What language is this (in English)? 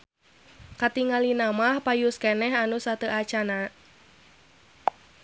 Sundanese